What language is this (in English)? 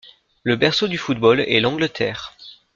French